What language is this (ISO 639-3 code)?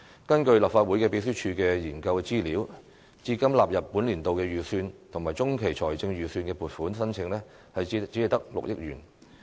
yue